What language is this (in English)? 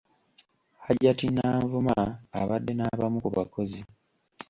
Ganda